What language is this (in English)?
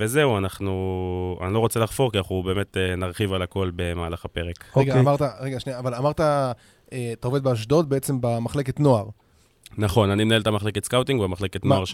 Hebrew